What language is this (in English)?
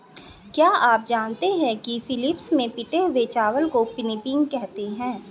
Hindi